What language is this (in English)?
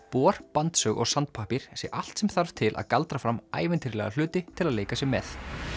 Icelandic